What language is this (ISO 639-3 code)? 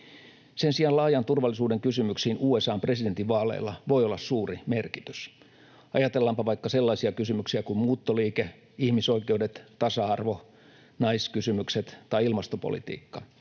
fin